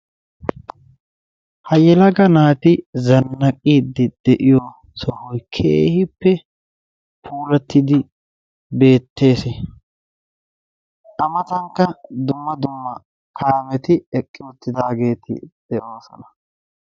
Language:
Wolaytta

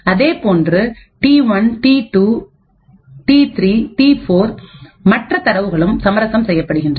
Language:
Tamil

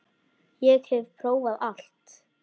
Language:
Icelandic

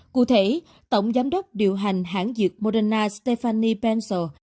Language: Vietnamese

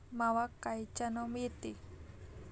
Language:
Marathi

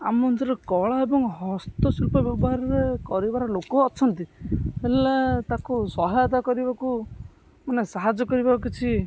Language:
Odia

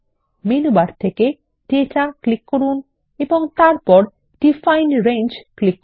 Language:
Bangla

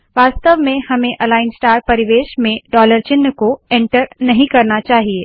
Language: Hindi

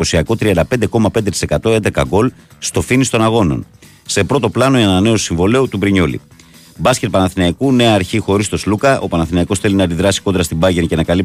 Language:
Greek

